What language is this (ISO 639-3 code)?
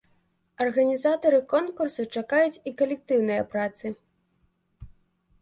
bel